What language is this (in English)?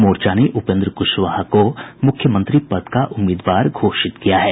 Hindi